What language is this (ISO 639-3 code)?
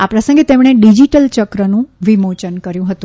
guj